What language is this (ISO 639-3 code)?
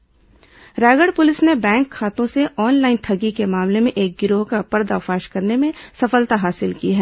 hin